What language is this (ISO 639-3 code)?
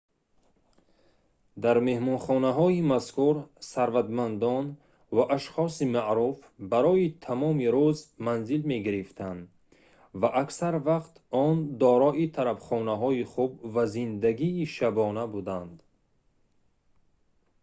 tgk